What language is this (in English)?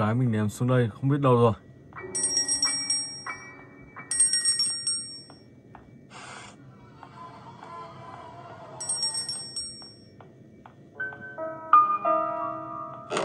Vietnamese